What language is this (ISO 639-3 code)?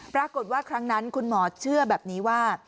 tha